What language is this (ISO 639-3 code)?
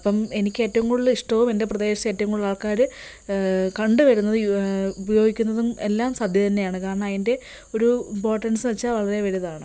mal